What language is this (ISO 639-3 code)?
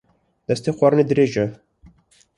kur